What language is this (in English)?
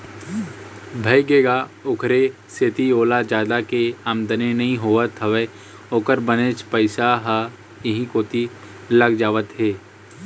Chhattisgarhi